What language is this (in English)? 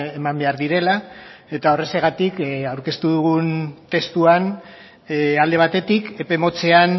Basque